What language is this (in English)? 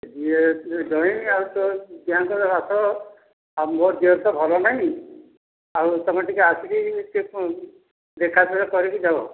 Odia